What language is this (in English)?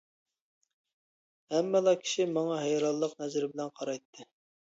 Uyghur